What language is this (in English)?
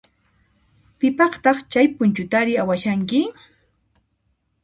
Puno Quechua